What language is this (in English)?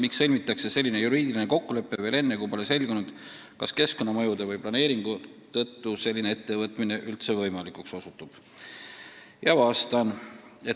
Estonian